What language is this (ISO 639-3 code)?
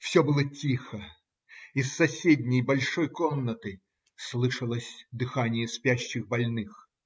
rus